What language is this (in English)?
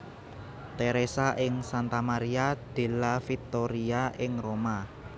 Javanese